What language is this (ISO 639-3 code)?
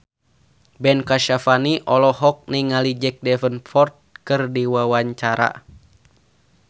sun